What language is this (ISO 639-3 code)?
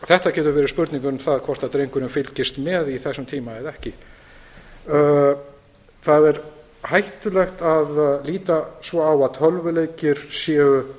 isl